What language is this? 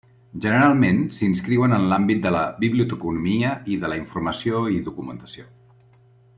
Catalan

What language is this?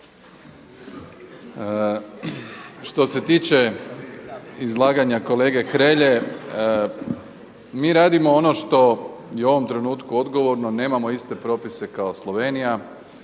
Croatian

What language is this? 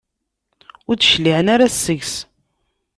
Kabyle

